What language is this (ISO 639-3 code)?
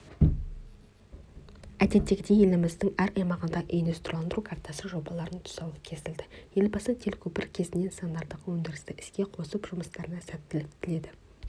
kaz